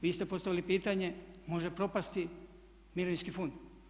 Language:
Croatian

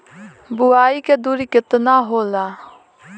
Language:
Bhojpuri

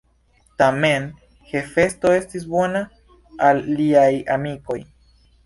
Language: Esperanto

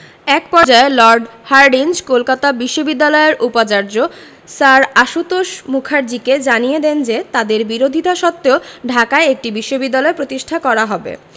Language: Bangla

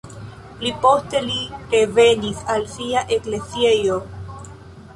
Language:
Esperanto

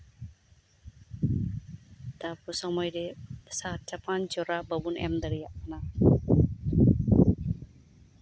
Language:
Santali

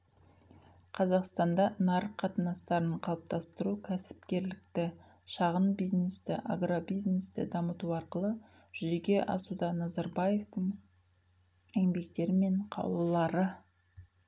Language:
Kazakh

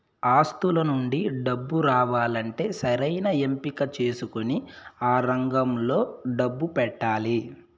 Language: Telugu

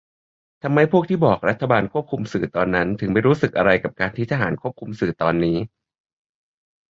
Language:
Thai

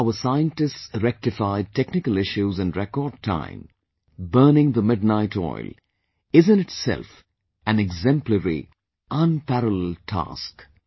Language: English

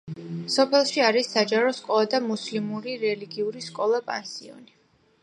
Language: Georgian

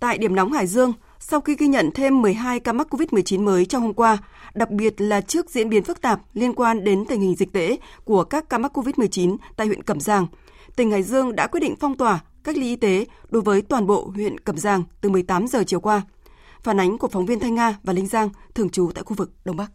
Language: Vietnamese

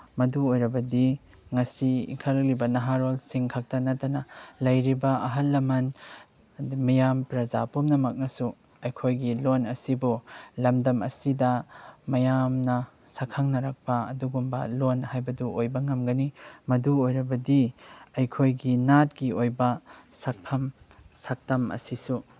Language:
Manipuri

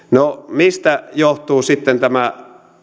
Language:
Finnish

